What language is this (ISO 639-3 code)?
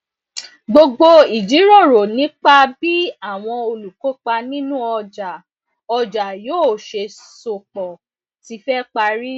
yor